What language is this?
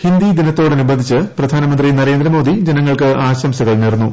Malayalam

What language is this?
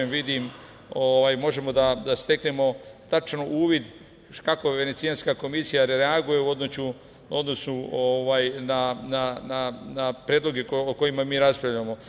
Serbian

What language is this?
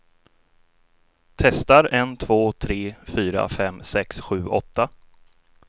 Swedish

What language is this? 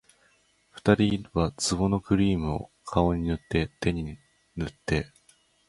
Japanese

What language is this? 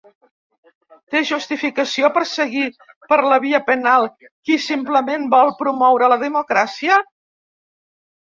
Catalan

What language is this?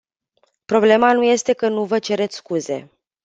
Romanian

